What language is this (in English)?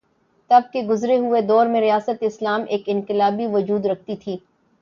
Urdu